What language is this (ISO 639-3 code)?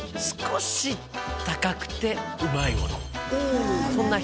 jpn